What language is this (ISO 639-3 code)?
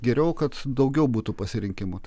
lit